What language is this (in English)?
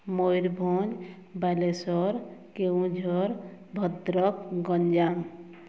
Odia